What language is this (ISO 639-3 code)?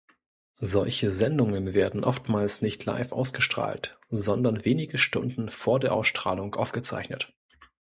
deu